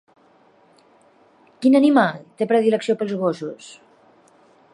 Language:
Catalan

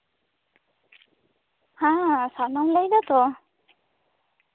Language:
Santali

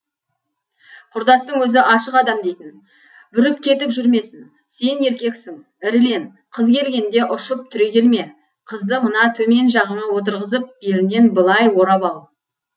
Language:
Kazakh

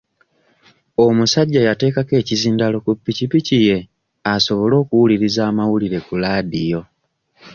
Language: Ganda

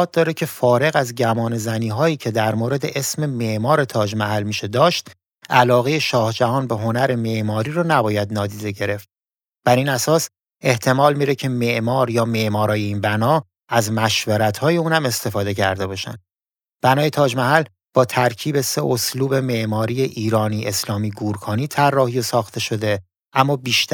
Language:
Persian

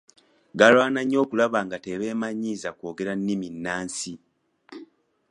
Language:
Ganda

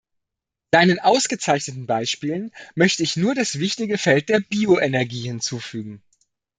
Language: German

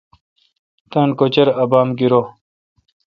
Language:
Kalkoti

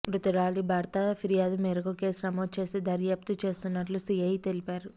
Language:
Telugu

